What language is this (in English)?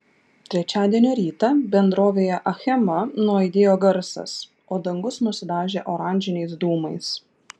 Lithuanian